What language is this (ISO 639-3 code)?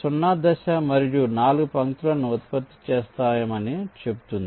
tel